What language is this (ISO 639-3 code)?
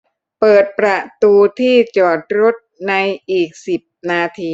tha